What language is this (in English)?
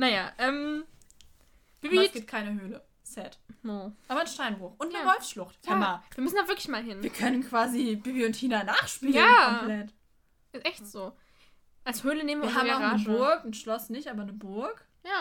German